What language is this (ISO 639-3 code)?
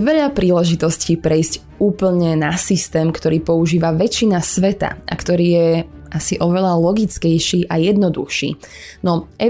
slk